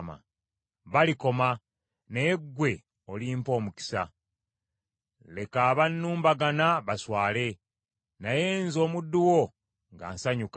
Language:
Ganda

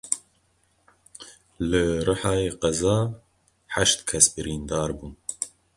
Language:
Kurdish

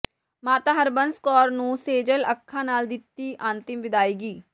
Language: Punjabi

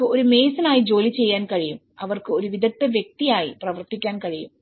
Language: Malayalam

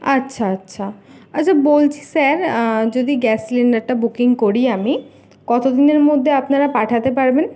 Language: Bangla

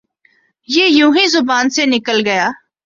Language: Urdu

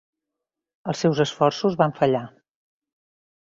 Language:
Catalan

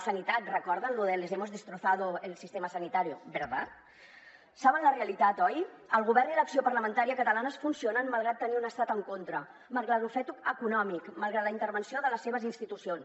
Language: Catalan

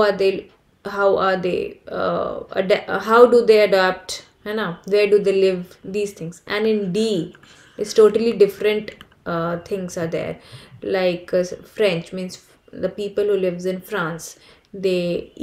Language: English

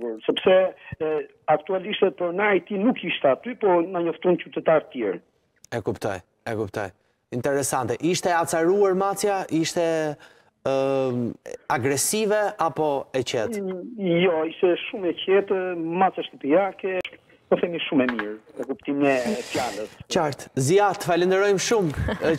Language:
Romanian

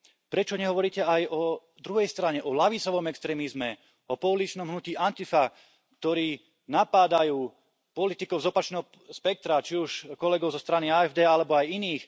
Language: Slovak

